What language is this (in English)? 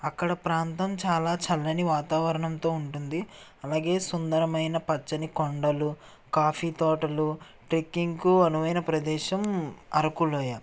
Telugu